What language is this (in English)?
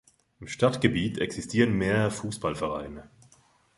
German